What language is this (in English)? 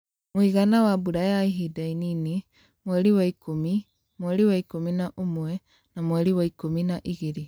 Kikuyu